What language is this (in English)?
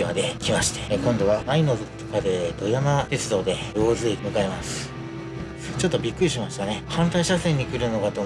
Japanese